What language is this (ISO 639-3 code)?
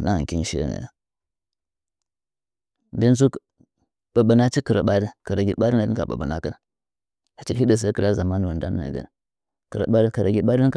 nja